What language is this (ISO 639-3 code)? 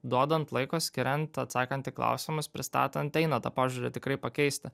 lit